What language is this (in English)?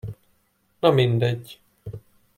Hungarian